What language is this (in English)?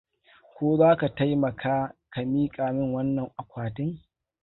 Hausa